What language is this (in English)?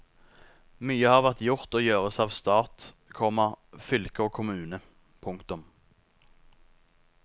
Norwegian